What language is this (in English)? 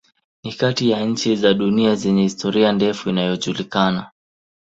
Swahili